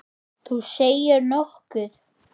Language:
Icelandic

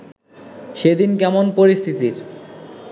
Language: Bangla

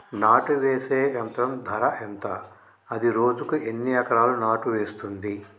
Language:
Telugu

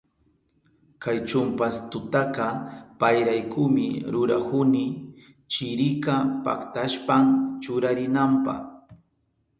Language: Southern Pastaza Quechua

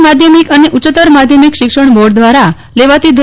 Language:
Gujarati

